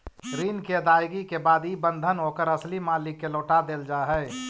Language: Magahi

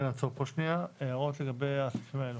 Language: Hebrew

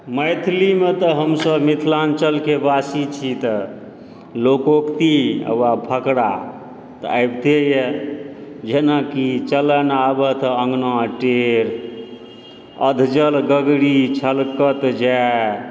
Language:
Maithili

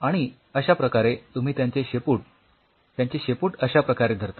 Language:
Marathi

